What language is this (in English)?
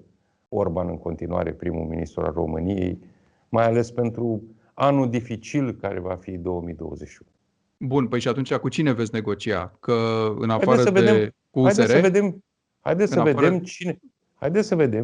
Romanian